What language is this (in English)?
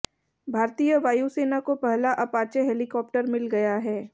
Hindi